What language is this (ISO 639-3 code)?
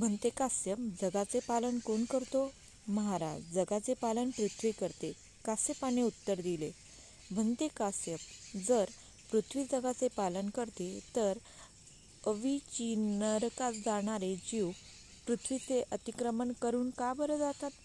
mar